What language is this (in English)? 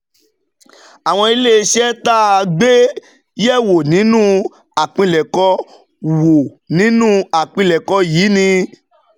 Yoruba